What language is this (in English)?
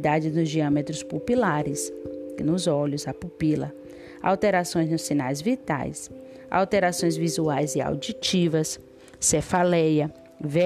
Portuguese